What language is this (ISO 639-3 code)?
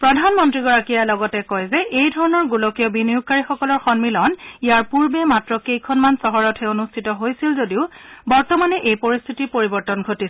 asm